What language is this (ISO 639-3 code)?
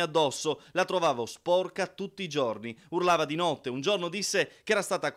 ita